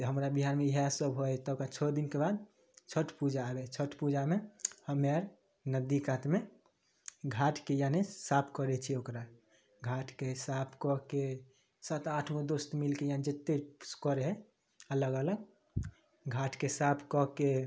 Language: Maithili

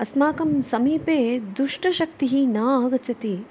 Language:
Sanskrit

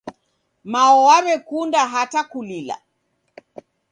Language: Taita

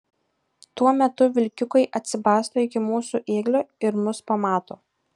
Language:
Lithuanian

